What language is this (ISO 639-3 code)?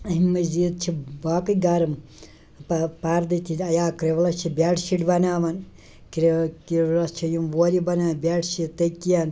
kas